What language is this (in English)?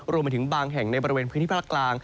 Thai